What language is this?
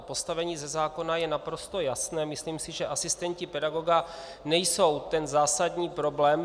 Czech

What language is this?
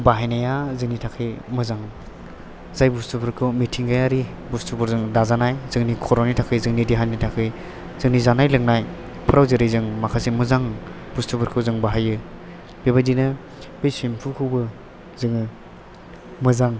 Bodo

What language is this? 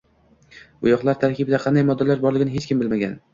Uzbek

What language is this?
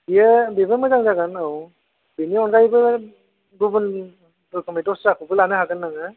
Bodo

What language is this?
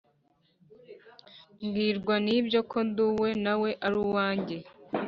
Kinyarwanda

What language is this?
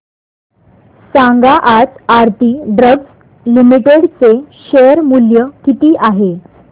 Marathi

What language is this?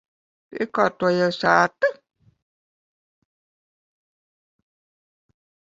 Latvian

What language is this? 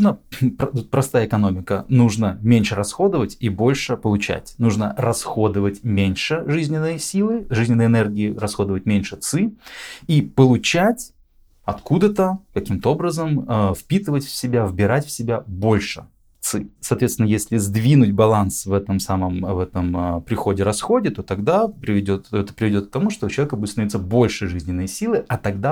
Russian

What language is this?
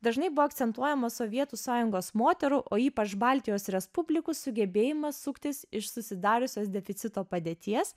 Lithuanian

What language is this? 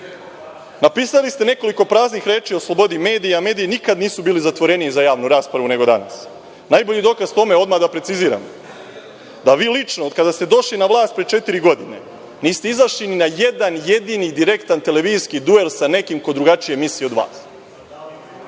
Serbian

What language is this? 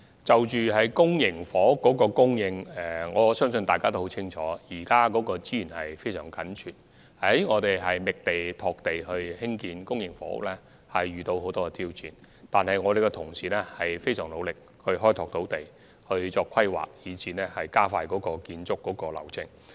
Cantonese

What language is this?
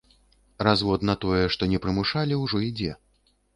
Belarusian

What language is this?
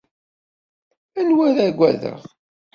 Kabyle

